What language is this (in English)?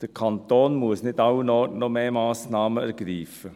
Swiss German